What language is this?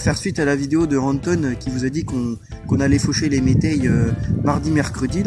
French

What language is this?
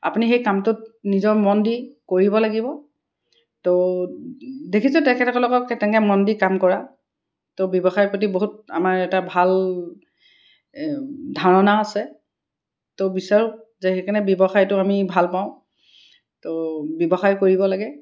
Assamese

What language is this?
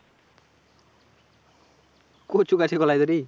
Bangla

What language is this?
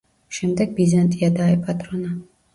Georgian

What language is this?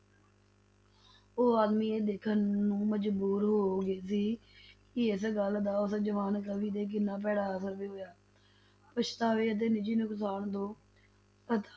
Punjabi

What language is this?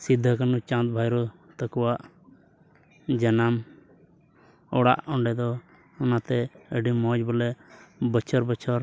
Santali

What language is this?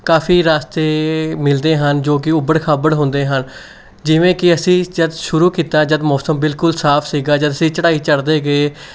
Punjabi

